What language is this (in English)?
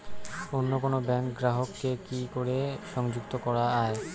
Bangla